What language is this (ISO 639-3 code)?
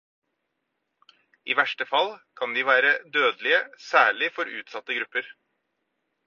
nob